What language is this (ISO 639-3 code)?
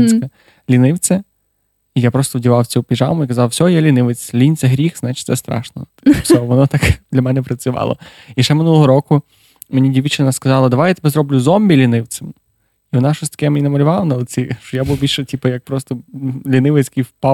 ukr